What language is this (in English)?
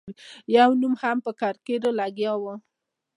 Pashto